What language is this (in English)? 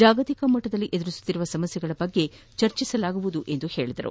Kannada